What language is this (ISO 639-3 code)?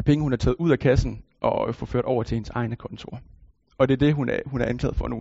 dan